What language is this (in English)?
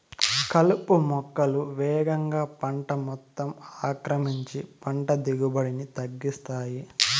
Telugu